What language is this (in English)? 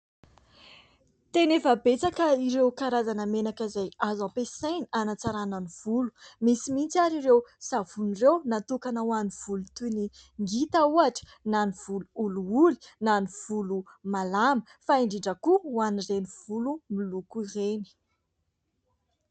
Malagasy